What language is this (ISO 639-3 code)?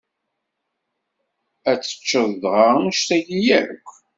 kab